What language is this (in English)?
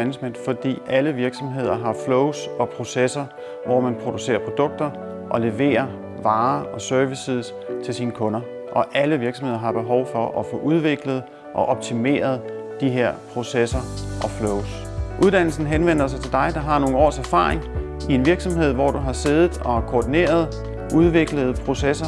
Danish